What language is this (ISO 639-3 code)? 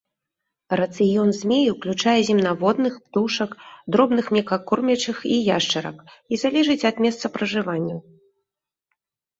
bel